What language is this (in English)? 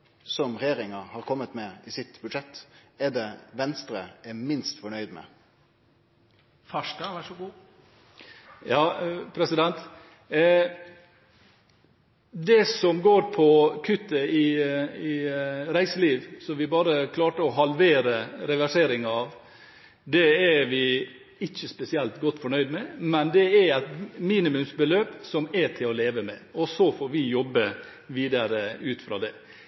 Norwegian